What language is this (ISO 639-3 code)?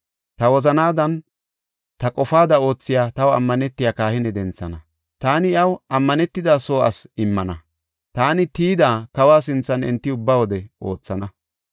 gof